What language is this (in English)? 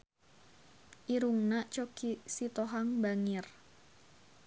Sundanese